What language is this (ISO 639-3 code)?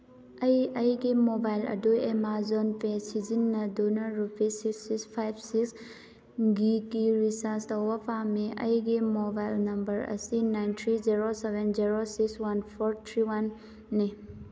mni